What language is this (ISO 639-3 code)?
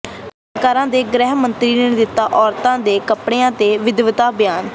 pan